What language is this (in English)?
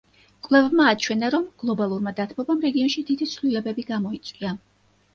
Georgian